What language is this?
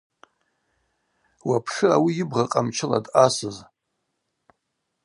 Abaza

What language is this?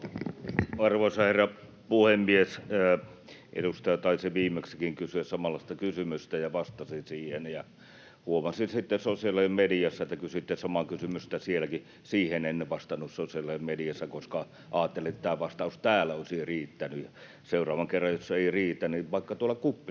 Finnish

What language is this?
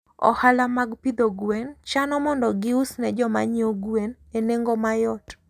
Luo (Kenya and Tanzania)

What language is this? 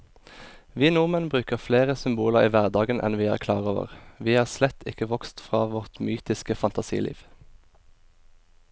Norwegian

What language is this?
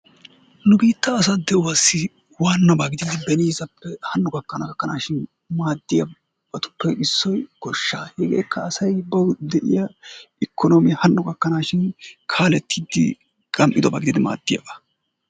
Wolaytta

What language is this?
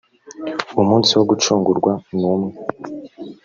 Kinyarwanda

